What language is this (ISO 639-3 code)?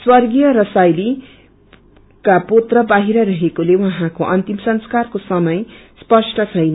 nep